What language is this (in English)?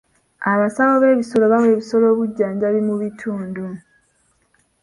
Ganda